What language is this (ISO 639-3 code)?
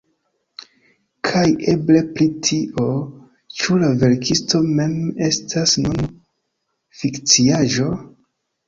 epo